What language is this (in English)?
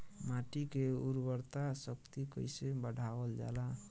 Bhojpuri